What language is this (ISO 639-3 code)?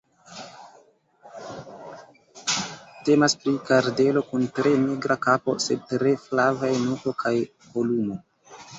epo